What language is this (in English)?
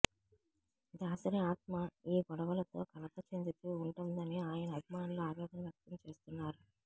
Telugu